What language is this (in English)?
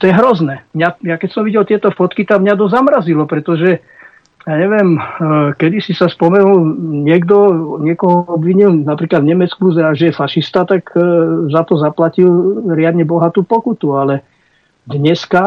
Slovak